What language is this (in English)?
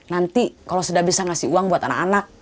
Indonesian